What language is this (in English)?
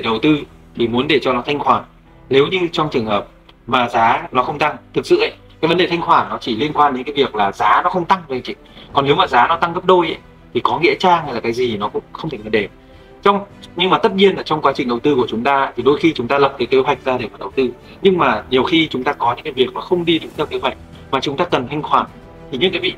Vietnamese